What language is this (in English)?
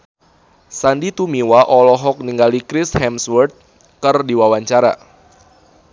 Sundanese